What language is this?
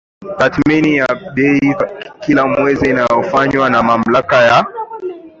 Swahili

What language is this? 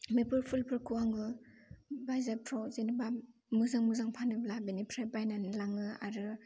Bodo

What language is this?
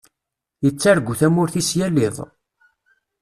Kabyle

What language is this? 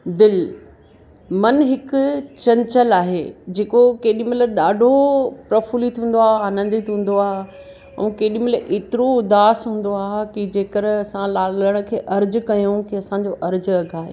Sindhi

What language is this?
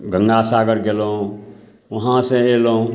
Maithili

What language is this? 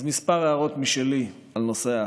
Hebrew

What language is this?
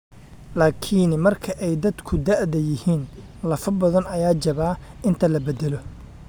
Somali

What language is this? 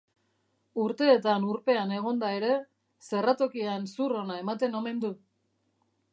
Basque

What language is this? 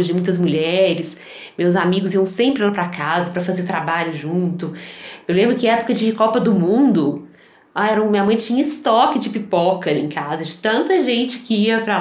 Portuguese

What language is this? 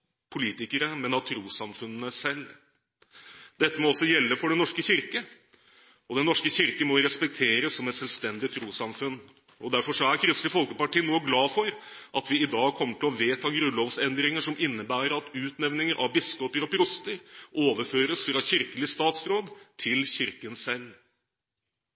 Norwegian Bokmål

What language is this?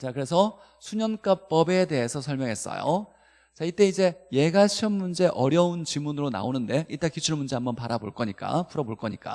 Korean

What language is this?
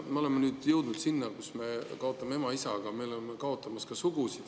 Estonian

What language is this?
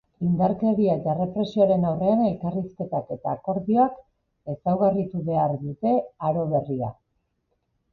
Basque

